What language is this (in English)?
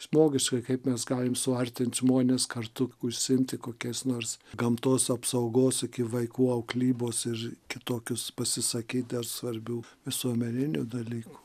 Lithuanian